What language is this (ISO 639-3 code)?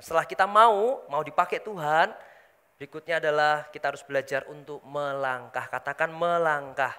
ind